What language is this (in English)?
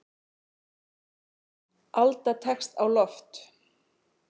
Icelandic